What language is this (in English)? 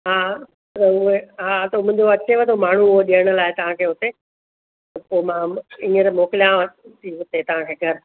Sindhi